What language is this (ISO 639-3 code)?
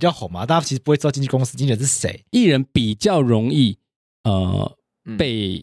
zho